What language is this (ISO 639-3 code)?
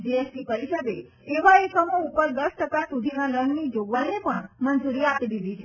guj